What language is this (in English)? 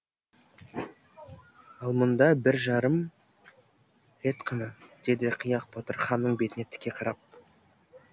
Kazakh